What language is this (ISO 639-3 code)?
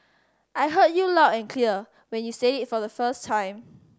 eng